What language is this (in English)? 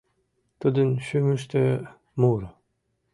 Mari